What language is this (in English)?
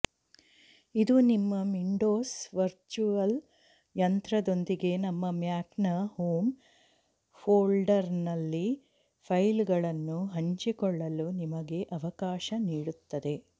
Kannada